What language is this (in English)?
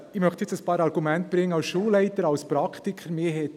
Swiss German